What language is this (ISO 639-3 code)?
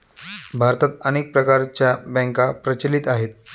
mar